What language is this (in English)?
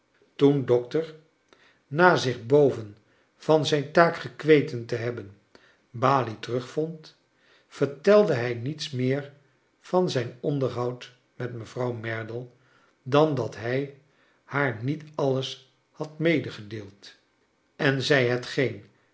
Dutch